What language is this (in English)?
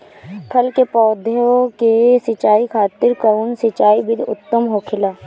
Bhojpuri